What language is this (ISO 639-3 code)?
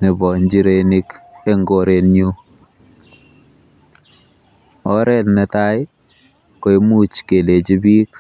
kln